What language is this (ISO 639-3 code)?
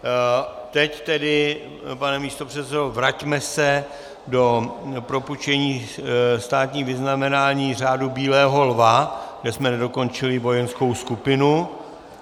ces